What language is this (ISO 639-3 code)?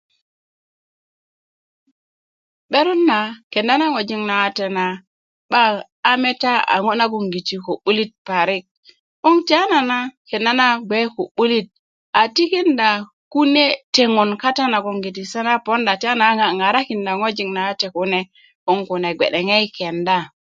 ukv